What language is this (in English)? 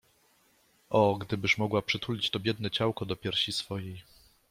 Polish